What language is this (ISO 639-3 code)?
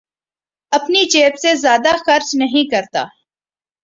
urd